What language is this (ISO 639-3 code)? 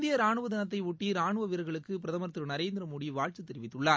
tam